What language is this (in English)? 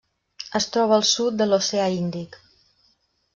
Catalan